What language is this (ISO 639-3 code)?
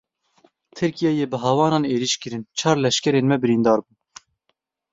kur